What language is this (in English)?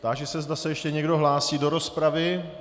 Czech